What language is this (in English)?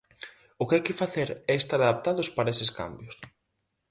Galician